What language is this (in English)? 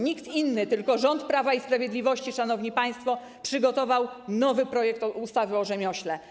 Polish